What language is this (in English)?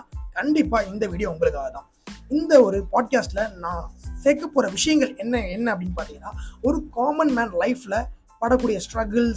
Tamil